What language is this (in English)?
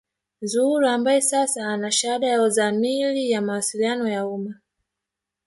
Swahili